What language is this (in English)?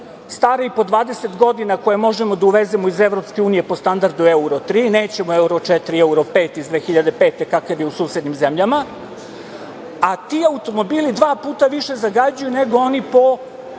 Serbian